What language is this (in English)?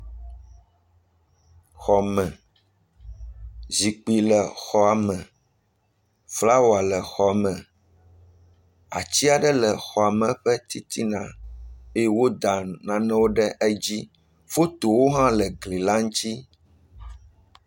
Ewe